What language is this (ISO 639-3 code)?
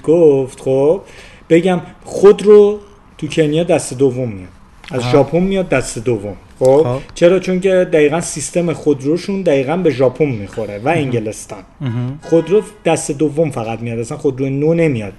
fas